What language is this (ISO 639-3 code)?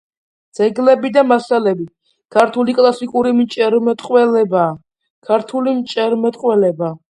kat